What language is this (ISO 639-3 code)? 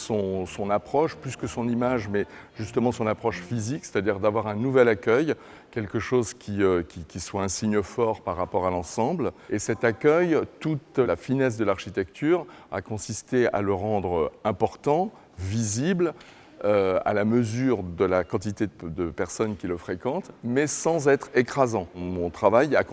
fra